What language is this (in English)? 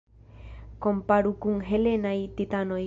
Esperanto